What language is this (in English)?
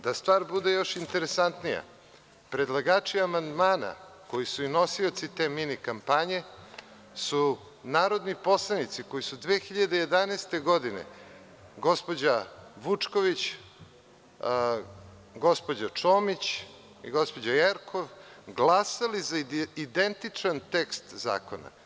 Serbian